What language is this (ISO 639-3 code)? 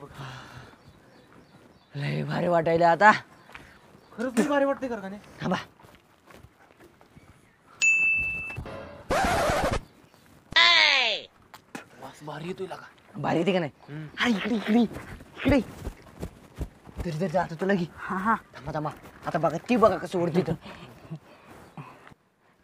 ron